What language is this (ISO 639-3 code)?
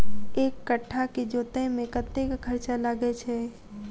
mai